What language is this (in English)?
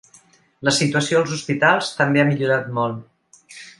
Catalan